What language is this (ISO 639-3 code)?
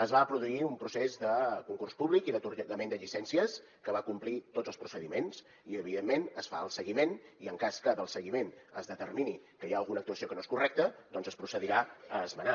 cat